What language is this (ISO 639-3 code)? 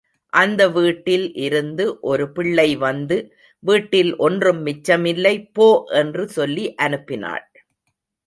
tam